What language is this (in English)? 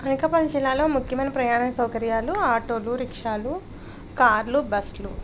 Telugu